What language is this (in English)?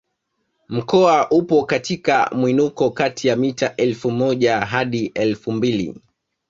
Swahili